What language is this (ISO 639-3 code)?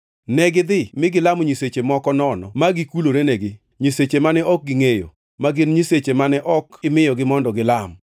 luo